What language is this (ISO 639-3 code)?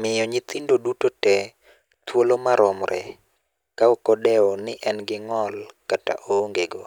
luo